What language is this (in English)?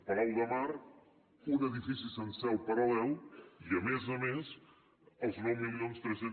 Catalan